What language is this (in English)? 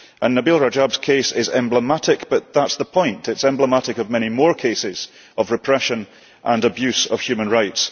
English